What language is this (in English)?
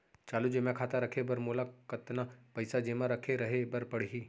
Chhattisgarhi